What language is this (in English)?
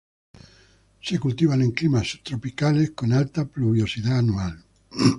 Spanish